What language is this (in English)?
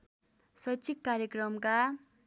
Nepali